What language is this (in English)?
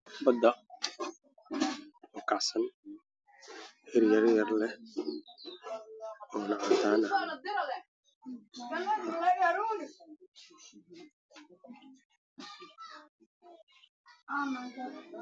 Somali